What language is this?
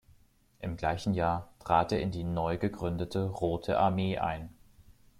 German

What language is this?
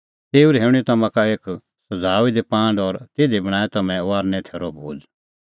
Kullu Pahari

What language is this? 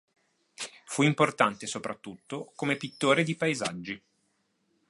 Italian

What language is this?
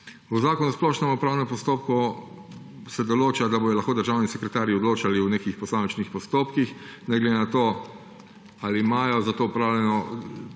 Slovenian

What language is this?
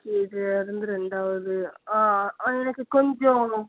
Tamil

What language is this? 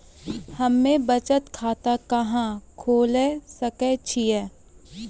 Maithili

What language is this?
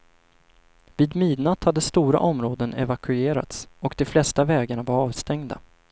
Swedish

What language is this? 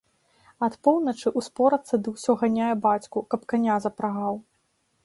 Belarusian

